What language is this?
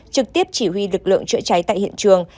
Vietnamese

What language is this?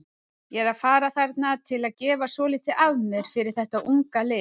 Icelandic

